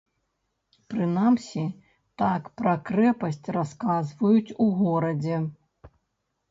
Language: Belarusian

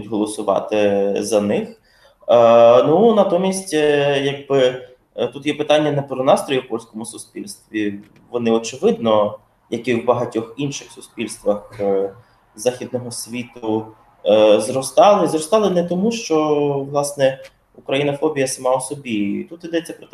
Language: Ukrainian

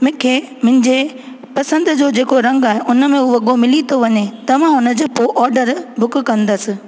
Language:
Sindhi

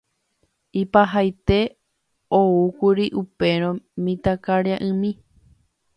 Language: Guarani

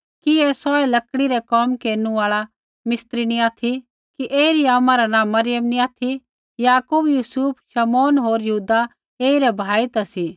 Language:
Kullu Pahari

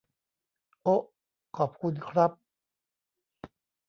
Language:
Thai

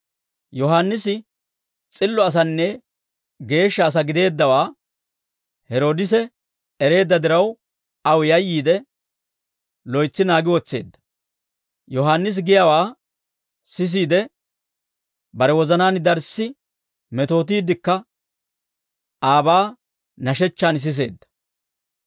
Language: Dawro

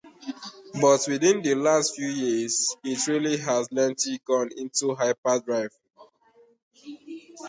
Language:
Igbo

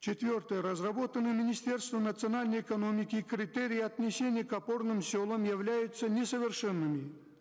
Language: Kazakh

